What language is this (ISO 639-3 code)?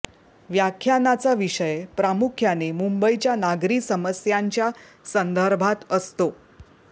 mar